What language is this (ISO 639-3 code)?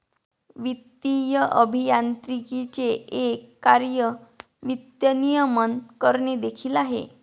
mar